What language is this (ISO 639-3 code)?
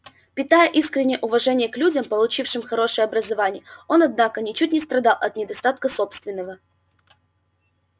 rus